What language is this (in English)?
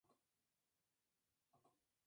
Spanish